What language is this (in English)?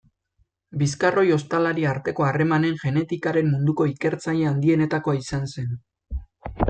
Basque